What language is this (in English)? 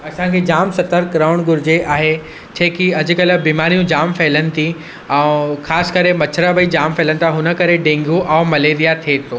Sindhi